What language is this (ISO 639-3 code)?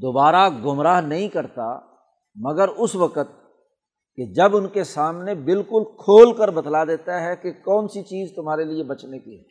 urd